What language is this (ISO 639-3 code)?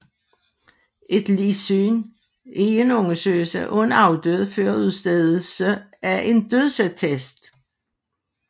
dan